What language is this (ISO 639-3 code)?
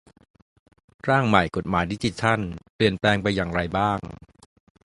tha